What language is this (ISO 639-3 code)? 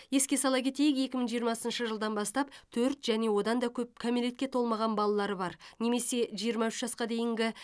kaz